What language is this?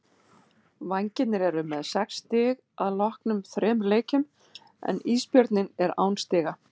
Icelandic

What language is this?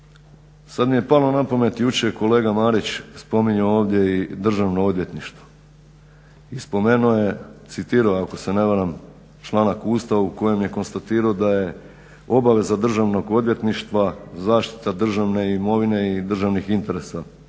Croatian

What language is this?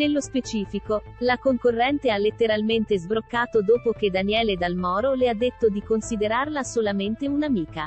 Italian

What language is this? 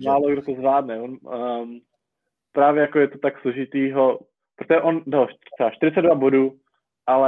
Czech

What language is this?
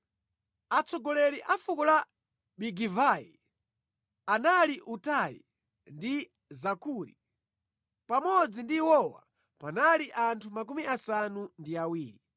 Nyanja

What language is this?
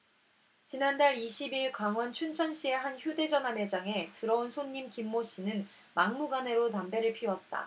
Korean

